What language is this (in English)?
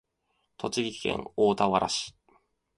Japanese